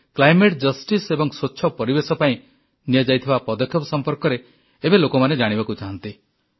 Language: Odia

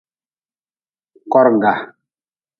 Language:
Nawdm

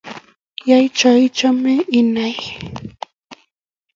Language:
Kalenjin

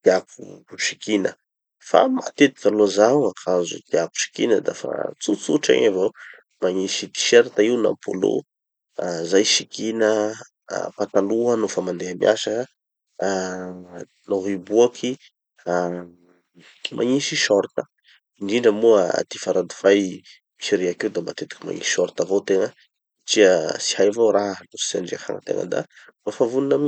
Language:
Tanosy Malagasy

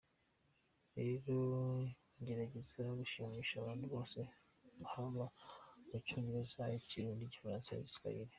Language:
Kinyarwanda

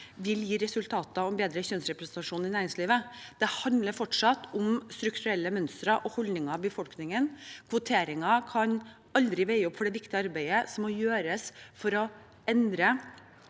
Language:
Norwegian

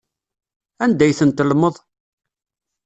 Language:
Kabyle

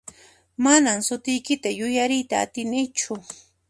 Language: Puno Quechua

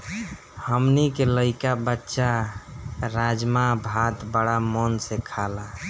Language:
Bhojpuri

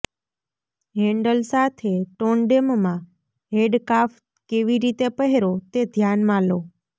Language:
Gujarati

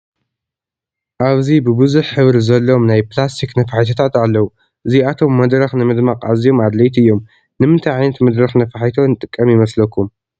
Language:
Tigrinya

